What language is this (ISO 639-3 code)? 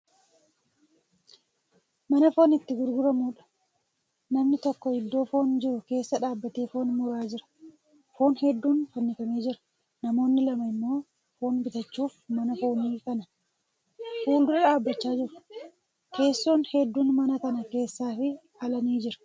orm